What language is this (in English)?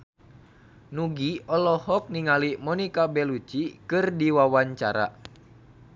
Sundanese